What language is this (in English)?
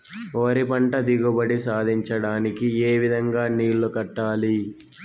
Telugu